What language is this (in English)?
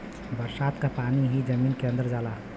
Bhojpuri